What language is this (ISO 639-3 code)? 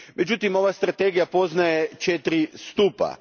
hrv